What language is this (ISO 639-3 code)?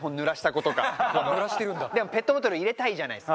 jpn